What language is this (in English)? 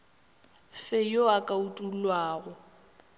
Northern Sotho